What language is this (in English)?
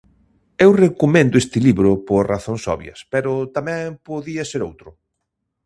Galician